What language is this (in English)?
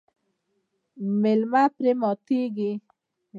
Pashto